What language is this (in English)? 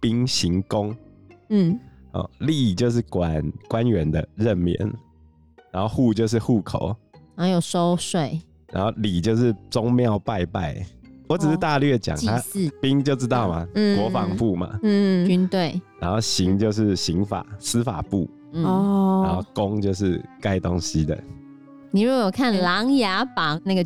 Chinese